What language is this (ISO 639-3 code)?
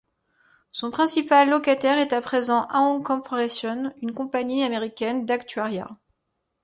fra